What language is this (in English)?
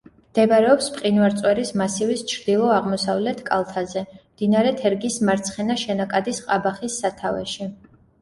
Georgian